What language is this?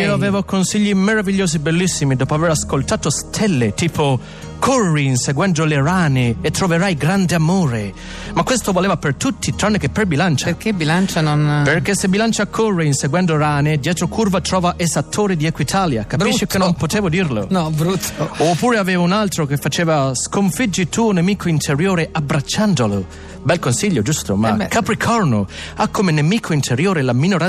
Italian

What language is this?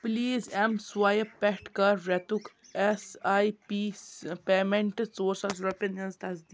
Kashmiri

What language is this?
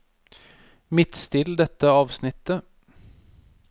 Norwegian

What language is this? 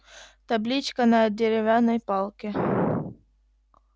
Russian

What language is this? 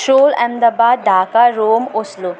Nepali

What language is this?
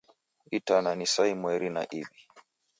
Taita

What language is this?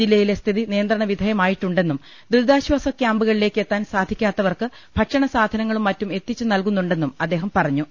Malayalam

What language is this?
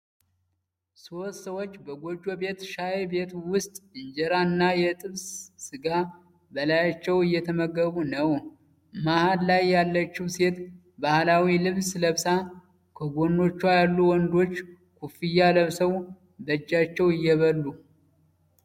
Amharic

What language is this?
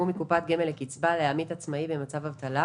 Hebrew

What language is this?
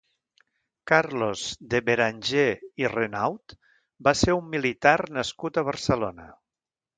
Catalan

